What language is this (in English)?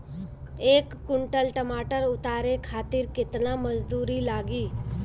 Bhojpuri